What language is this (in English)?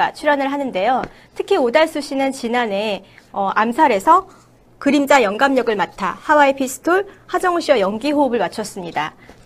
Korean